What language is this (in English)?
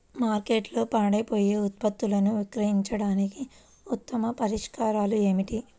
Telugu